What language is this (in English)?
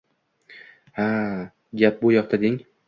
Uzbek